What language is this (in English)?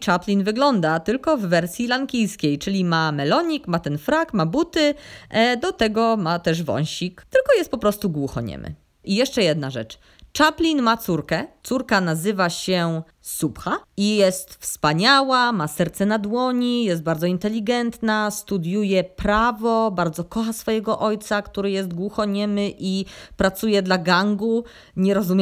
Polish